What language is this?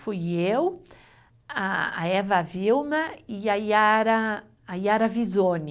Portuguese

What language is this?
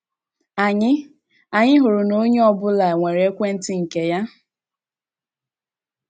Igbo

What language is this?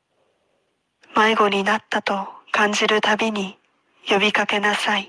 Japanese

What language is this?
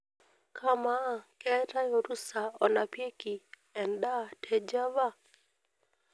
Masai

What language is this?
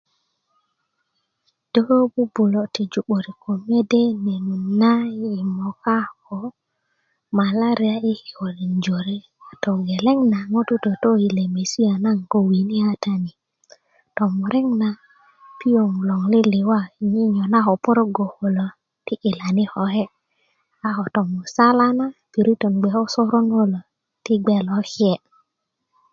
Kuku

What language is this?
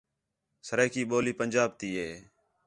Khetrani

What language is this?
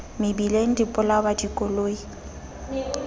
Southern Sotho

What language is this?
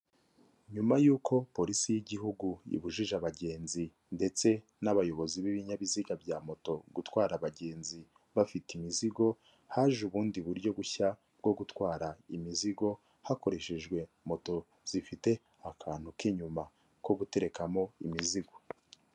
Kinyarwanda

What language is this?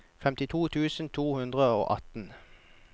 Norwegian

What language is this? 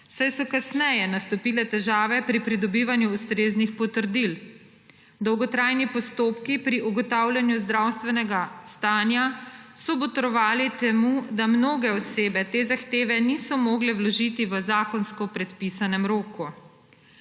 Slovenian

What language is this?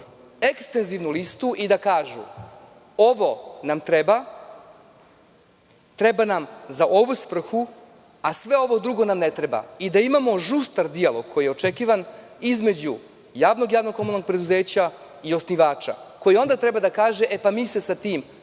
Serbian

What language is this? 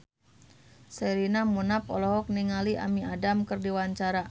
Sundanese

